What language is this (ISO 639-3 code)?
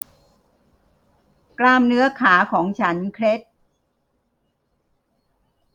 tha